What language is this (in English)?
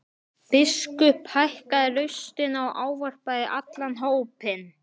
Icelandic